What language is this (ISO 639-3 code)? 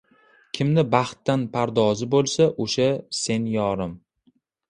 uzb